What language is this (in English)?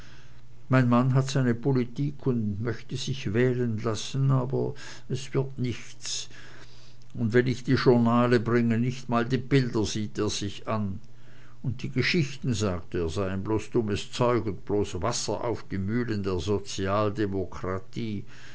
German